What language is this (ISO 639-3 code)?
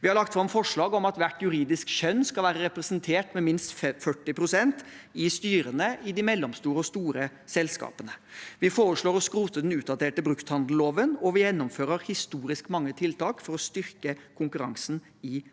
nor